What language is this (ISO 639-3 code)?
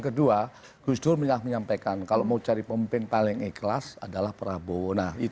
ind